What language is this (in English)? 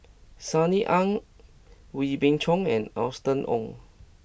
English